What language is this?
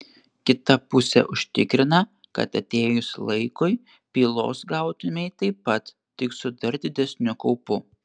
Lithuanian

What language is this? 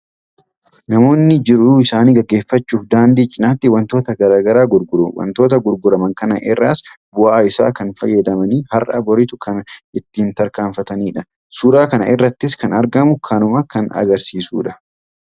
Oromo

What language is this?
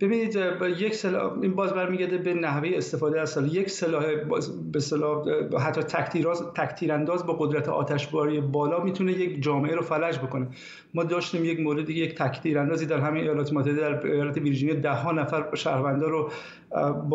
Persian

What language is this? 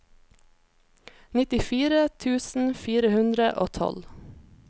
Norwegian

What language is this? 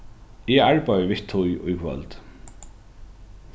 Faroese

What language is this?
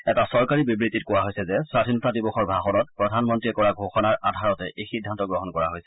Assamese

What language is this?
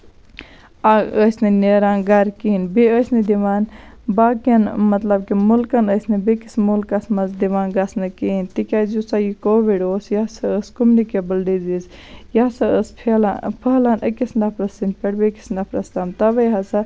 Kashmiri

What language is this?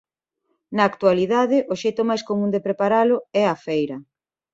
Galician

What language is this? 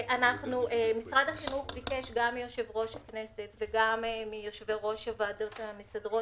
Hebrew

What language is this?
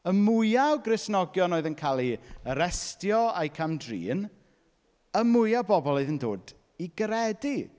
Welsh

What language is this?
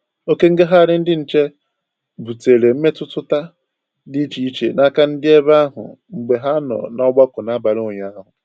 Igbo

